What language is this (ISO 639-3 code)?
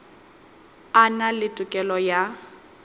sot